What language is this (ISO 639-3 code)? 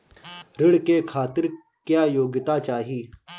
bho